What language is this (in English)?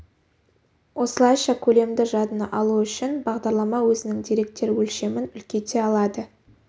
Kazakh